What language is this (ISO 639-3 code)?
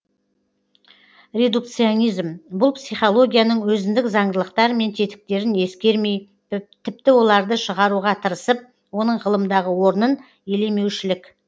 kaz